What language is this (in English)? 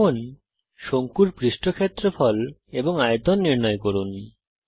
Bangla